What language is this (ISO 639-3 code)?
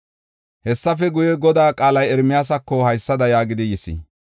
gof